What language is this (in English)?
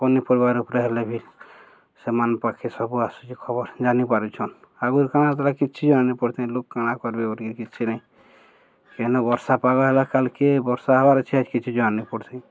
Odia